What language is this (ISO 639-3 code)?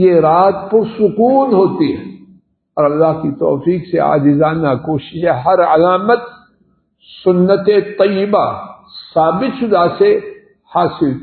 ara